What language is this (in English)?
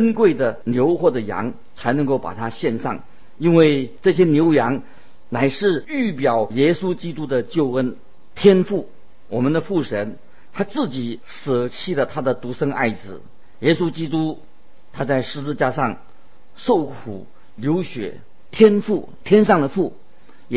Chinese